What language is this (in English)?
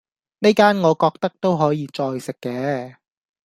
Cantonese